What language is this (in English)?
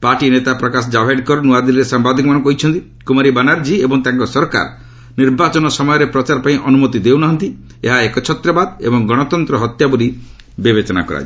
Odia